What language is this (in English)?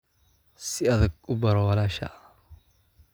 Somali